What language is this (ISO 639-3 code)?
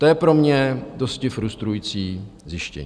ces